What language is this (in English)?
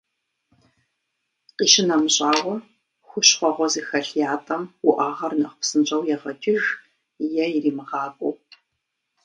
Kabardian